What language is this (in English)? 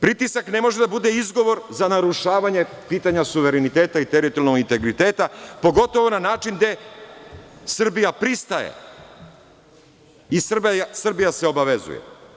Serbian